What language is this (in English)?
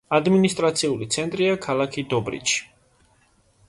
Georgian